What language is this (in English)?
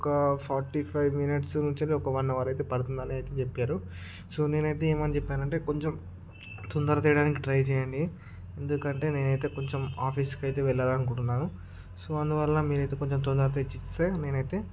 Telugu